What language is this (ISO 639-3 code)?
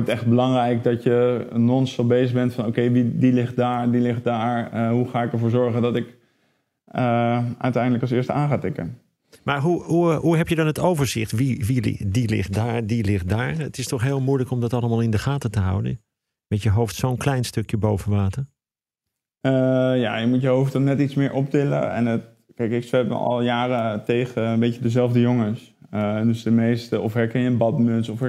nld